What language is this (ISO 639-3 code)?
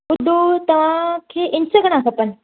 snd